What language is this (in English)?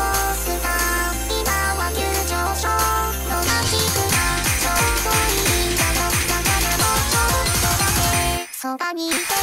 Japanese